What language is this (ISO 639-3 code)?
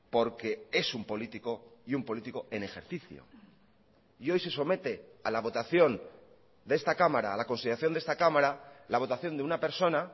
spa